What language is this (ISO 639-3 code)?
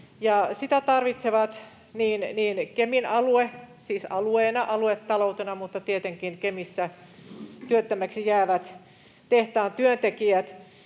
fin